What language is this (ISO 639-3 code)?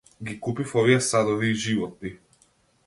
mkd